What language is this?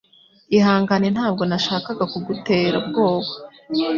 Kinyarwanda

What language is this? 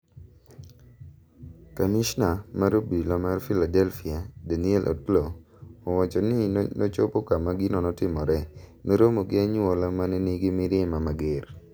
Luo (Kenya and Tanzania)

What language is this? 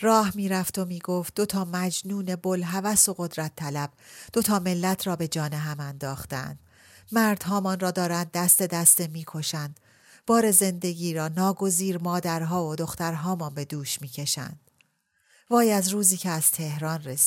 Persian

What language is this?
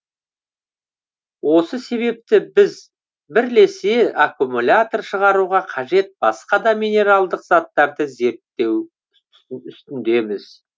Kazakh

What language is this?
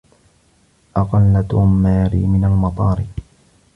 Arabic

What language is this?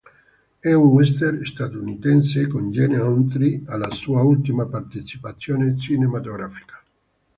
Italian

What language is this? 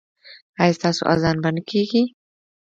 Pashto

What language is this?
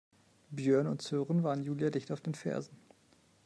German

